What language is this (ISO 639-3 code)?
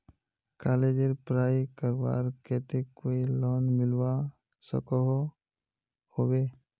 mag